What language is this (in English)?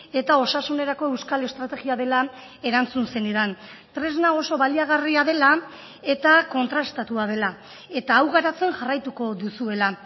Basque